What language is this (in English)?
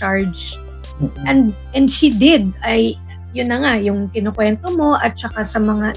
Filipino